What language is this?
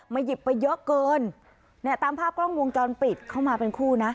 Thai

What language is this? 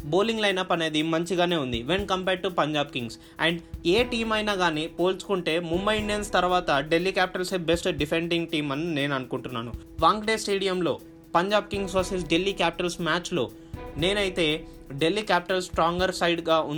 Telugu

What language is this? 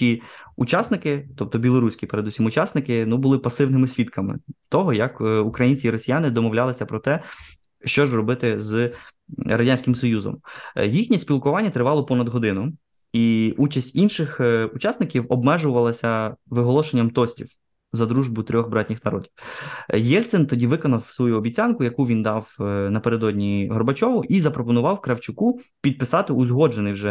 Ukrainian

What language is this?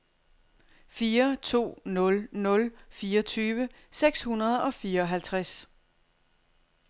Danish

